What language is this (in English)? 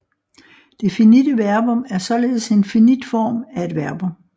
Danish